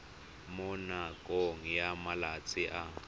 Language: Tswana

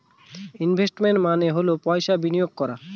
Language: Bangla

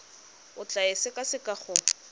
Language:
Tswana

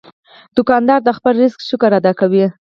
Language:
Pashto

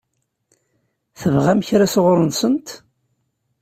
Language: Kabyle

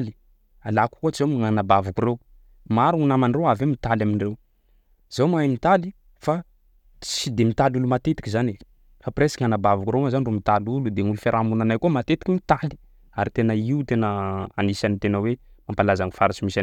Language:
Sakalava Malagasy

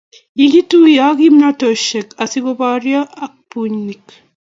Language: Kalenjin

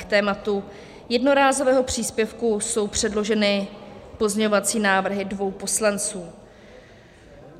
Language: Czech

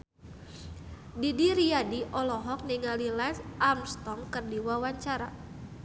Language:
Sundanese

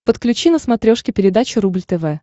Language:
Russian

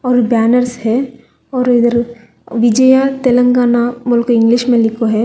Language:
Hindi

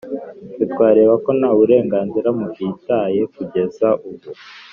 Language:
Kinyarwanda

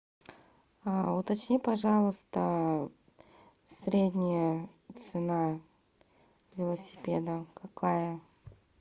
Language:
Russian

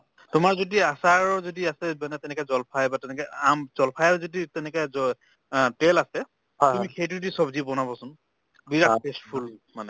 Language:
Assamese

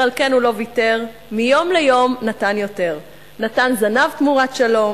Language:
Hebrew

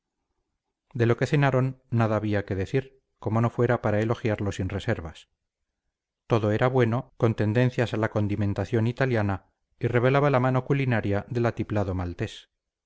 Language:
Spanish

